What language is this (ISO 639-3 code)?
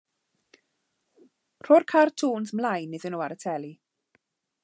cym